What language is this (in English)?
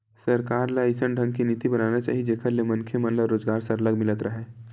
Chhattisgarhi